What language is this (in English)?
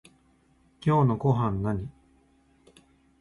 Japanese